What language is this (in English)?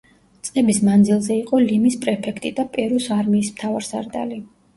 Georgian